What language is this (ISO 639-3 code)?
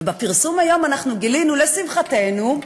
heb